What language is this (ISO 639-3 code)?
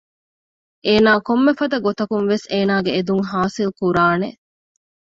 div